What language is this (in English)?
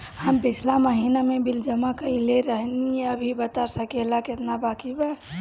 Bhojpuri